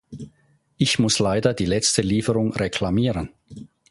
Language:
German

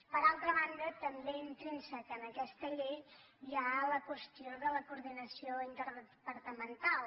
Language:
Catalan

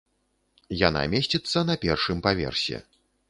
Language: Belarusian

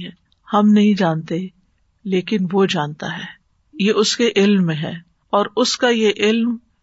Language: Urdu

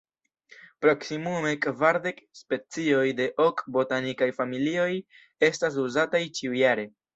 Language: Esperanto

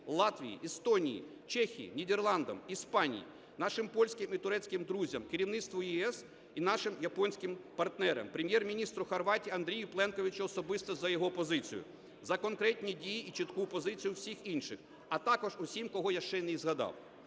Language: Ukrainian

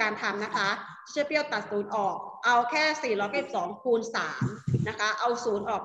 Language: Thai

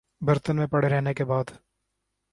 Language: Urdu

